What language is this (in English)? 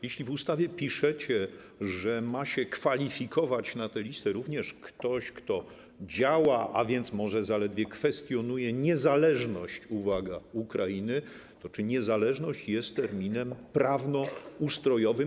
Polish